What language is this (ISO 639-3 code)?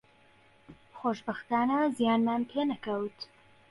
ckb